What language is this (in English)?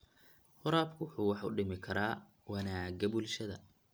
Somali